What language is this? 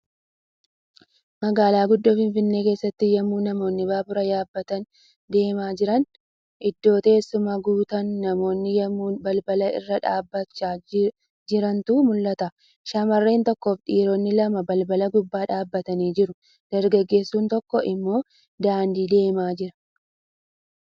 Oromo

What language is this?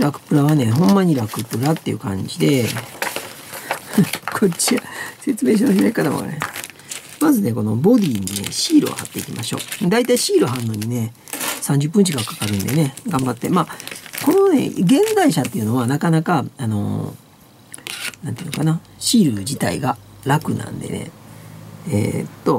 Japanese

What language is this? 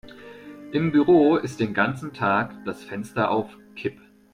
German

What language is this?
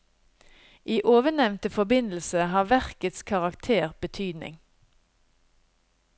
Norwegian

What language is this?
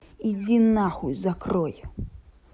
Russian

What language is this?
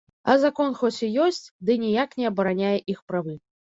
Belarusian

